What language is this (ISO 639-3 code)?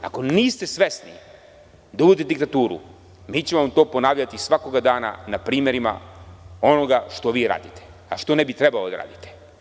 srp